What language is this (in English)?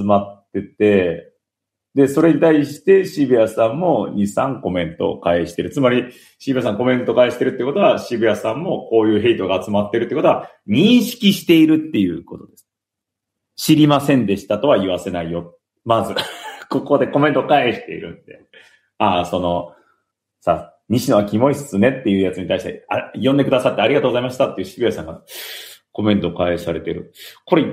Japanese